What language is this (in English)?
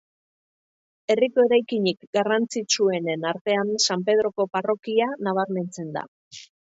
Basque